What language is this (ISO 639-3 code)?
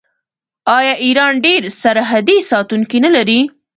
pus